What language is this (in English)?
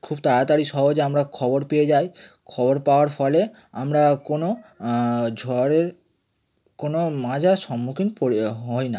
Bangla